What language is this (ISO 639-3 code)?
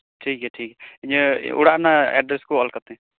sat